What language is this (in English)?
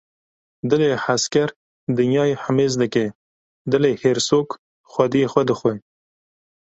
Kurdish